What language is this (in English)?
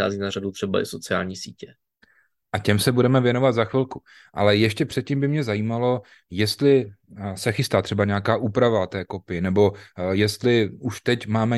Czech